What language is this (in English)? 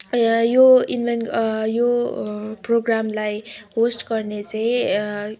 Nepali